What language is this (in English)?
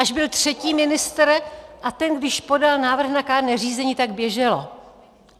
Czech